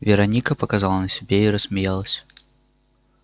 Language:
Russian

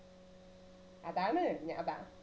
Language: Malayalam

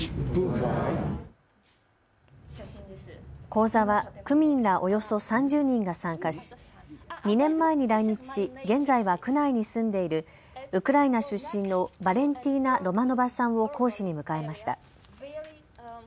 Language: Japanese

